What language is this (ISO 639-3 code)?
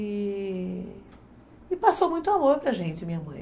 por